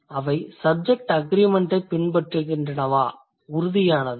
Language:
Tamil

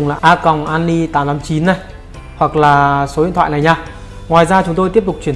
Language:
Vietnamese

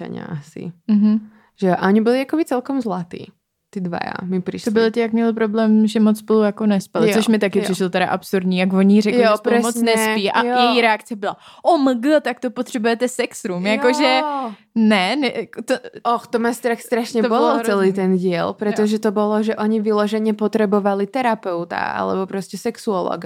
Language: Czech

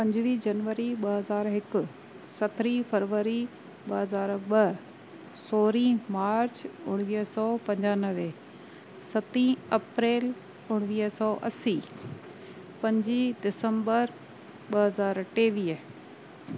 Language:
Sindhi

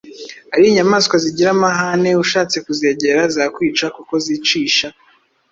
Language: Kinyarwanda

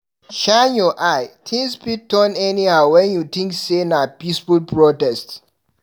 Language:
Nigerian Pidgin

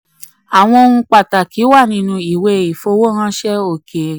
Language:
Yoruba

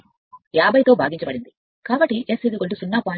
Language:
Telugu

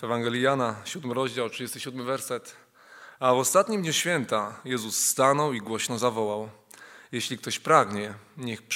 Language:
Polish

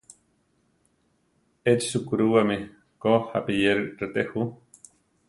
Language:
Central Tarahumara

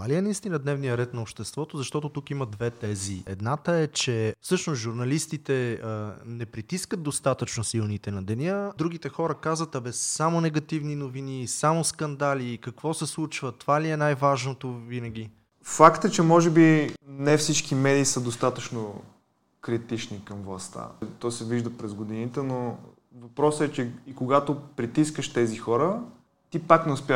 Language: Bulgarian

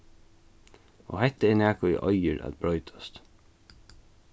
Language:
Faroese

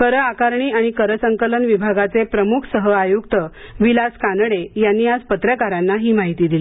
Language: Marathi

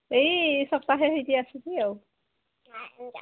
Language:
Odia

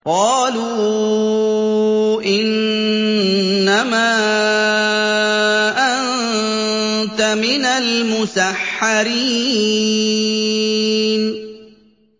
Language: Arabic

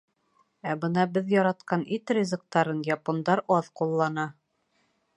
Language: Bashkir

